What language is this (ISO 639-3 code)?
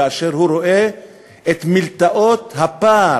heb